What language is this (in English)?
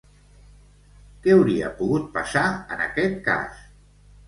Catalan